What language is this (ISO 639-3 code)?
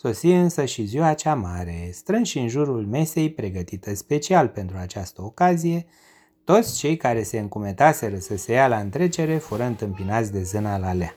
ron